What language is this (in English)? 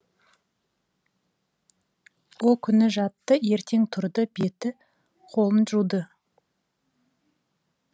Kazakh